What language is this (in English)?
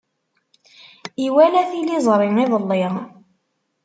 Kabyle